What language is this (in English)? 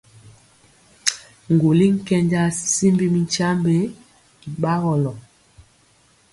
Mpiemo